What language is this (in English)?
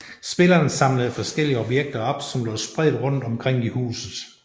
Danish